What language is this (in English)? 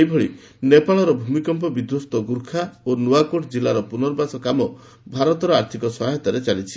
Odia